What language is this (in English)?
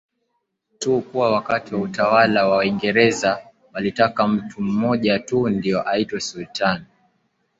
Swahili